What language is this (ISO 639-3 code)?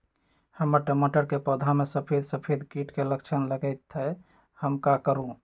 mag